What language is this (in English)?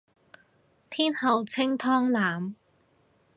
Cantonese